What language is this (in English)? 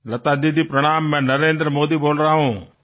Telugu